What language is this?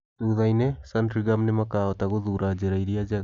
Kikuyu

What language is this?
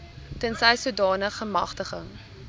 Afrikaans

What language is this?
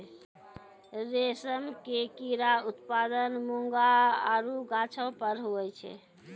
Maithili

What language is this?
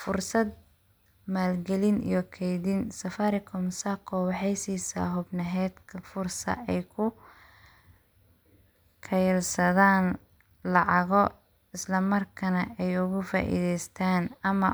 Somali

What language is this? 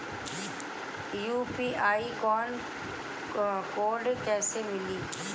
Bhojpuri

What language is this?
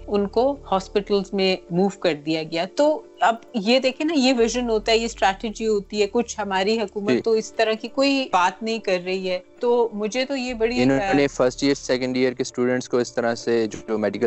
Urdu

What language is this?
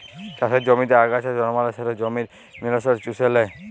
Bangla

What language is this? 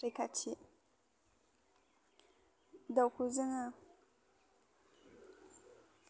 Bodo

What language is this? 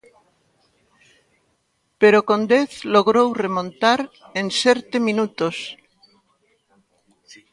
Galician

